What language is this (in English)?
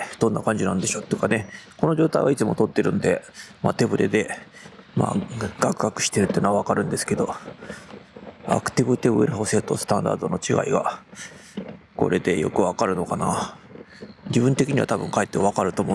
Japanese